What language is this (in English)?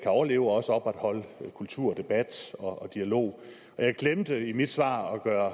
Danish